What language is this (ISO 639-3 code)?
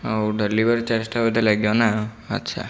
ori